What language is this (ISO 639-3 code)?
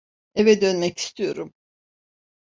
tur